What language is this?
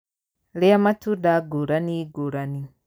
Kikuyu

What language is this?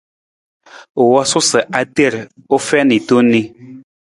Nawdm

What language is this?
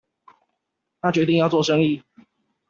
Chinese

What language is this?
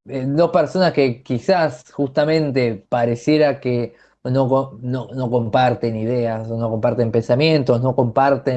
Spanish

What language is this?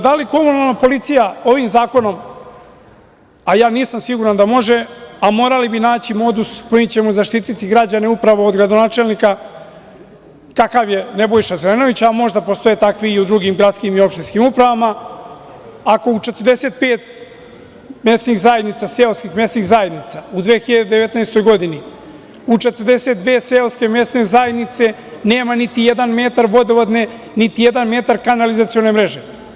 Serbian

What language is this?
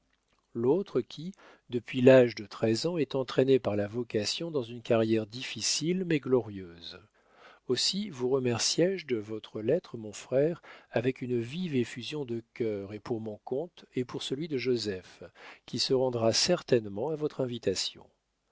French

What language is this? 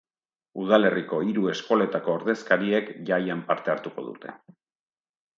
Basque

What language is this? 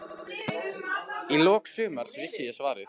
Icelandic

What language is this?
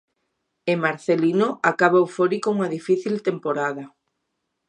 Galician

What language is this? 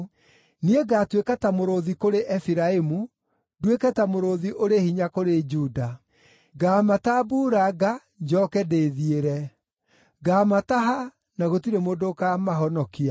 Kikuyu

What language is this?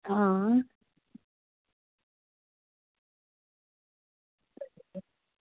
Dogri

